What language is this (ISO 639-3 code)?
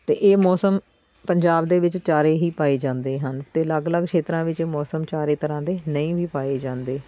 pan